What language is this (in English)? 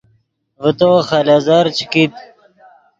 Yidgha